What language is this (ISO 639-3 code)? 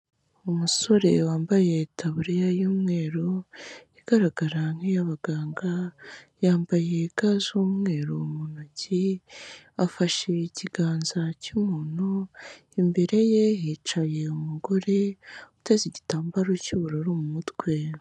kin